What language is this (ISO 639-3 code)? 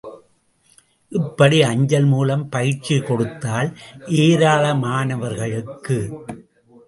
tam